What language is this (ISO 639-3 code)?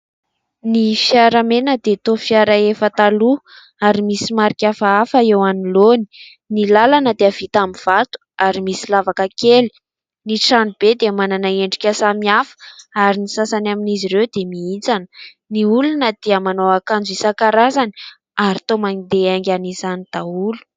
mlg